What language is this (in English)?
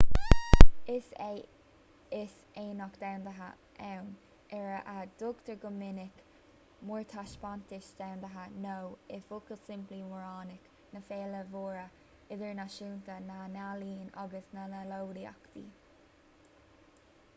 Irish